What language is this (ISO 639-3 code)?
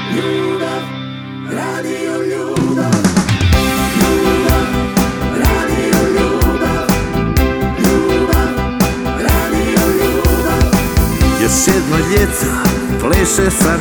hrv